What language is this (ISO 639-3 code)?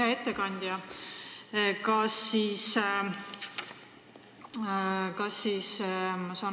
est